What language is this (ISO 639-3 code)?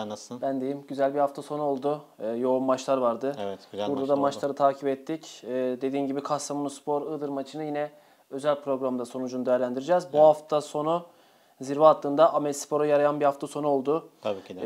tur